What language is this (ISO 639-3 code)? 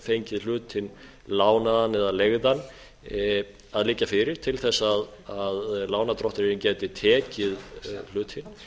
isl